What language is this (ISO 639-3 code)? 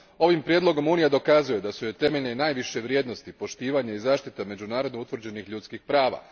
hrv